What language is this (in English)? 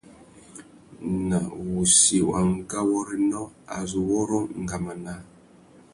Tuki